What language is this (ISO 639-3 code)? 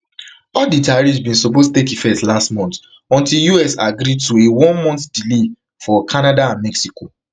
pcm